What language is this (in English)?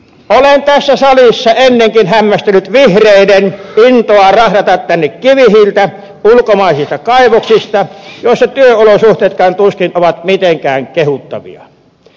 Finnish